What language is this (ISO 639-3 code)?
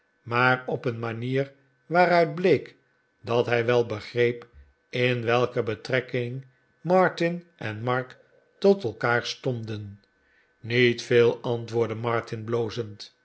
nld